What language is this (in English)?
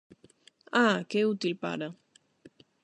Galician